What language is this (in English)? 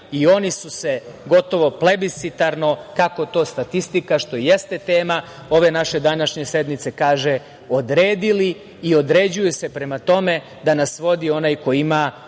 Serbian